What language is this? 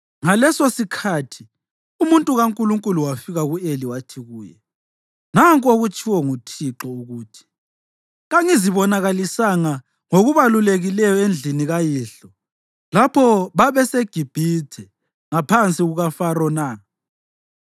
North Ndebele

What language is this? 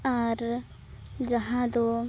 Santali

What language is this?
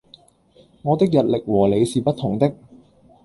Cantonese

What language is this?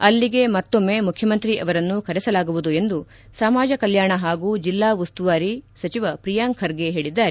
Kannada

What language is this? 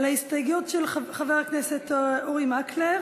Hebrew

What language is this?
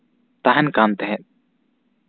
Santali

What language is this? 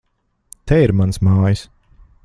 Latvian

